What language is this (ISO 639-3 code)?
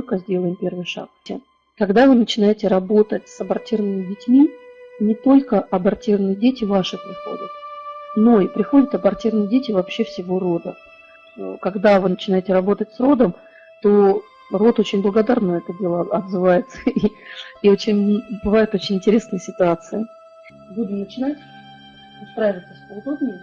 rus